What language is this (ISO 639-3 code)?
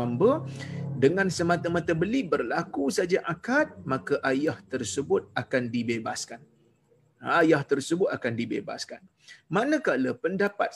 msa